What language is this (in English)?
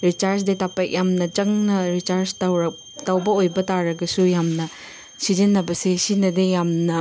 Manipuri